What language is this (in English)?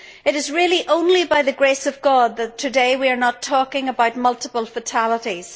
English